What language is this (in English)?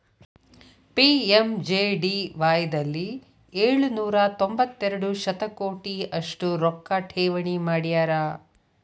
Kannada